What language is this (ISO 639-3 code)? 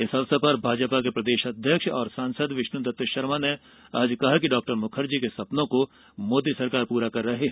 hin